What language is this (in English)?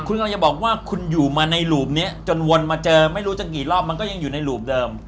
Thai